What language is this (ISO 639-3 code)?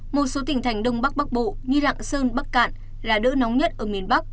vie